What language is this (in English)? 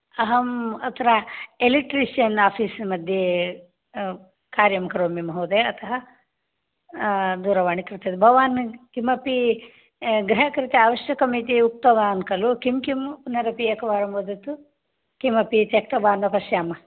Sanskrit